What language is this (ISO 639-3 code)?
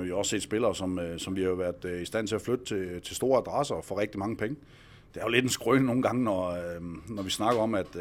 dan